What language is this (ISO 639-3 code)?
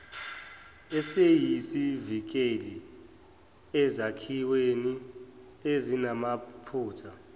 zul